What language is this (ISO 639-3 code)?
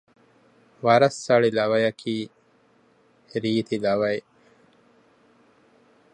div